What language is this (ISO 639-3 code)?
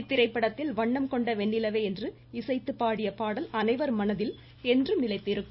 tam